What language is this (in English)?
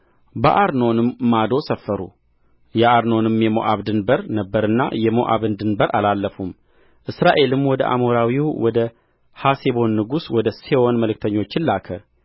Amharic